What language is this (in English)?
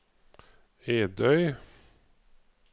Norwegian